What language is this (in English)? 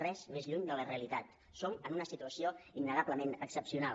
Catalan